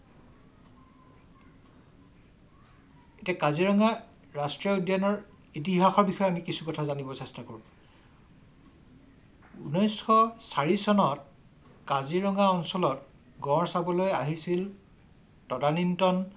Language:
Assamese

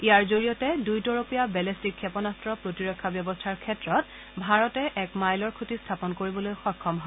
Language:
Assamese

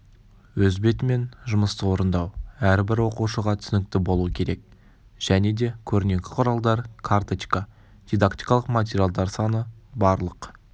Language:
Kazakh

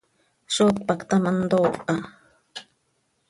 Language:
Seri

